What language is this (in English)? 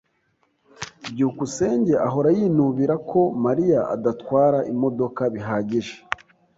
Kinyarwanda